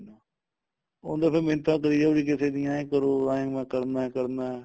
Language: Punjabi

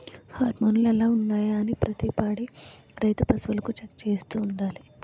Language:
Telugu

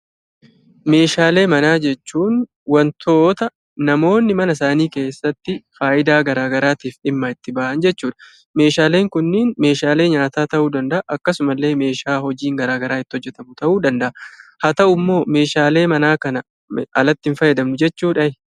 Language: Oromo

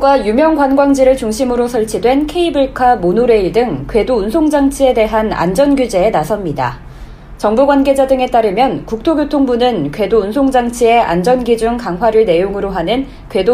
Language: Korean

